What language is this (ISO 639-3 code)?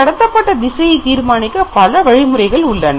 tam